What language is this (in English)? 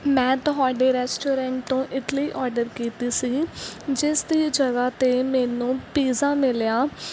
Punjabi